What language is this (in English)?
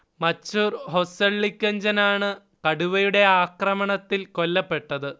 Malayalam